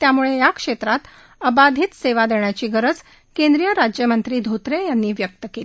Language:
Marathi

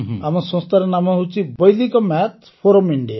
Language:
Odia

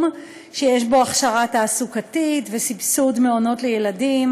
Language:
Hebrew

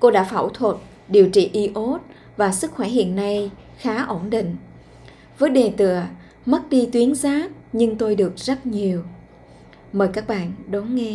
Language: Vietnamese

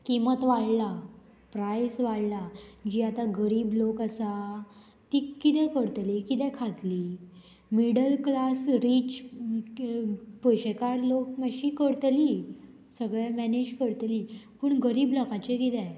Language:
Konkani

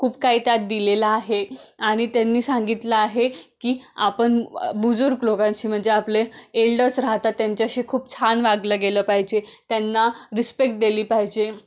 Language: Marathi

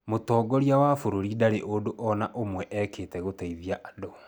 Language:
Kikuyu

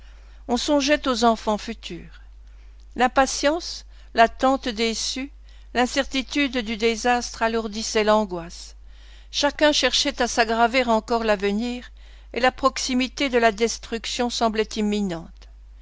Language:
French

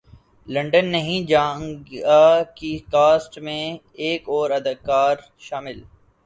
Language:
Urdu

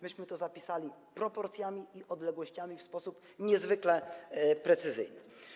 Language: Polish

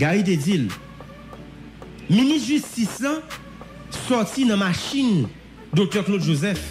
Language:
French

